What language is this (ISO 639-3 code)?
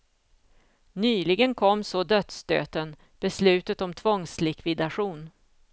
swe